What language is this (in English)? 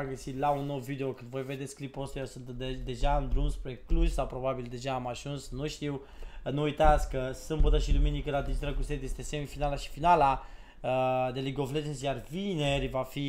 Romanian